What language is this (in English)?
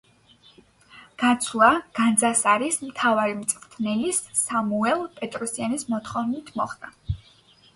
Georgian